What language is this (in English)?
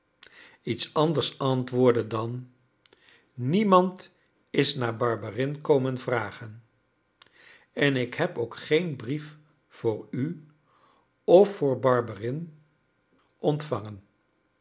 Dutch